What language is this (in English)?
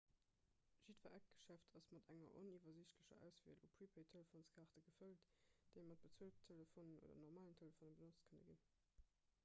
Luxembourgish